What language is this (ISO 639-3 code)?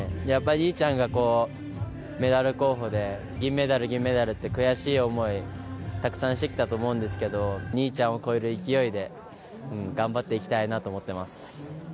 jpn